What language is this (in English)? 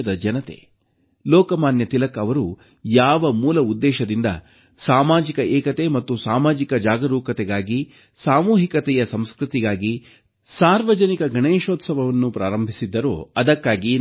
Kannada